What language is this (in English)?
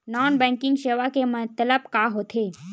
Chhattisgarhi